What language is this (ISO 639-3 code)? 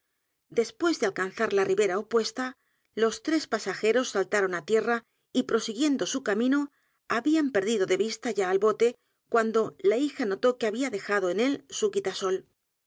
spa